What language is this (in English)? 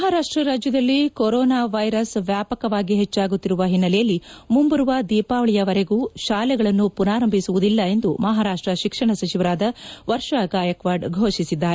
Kannada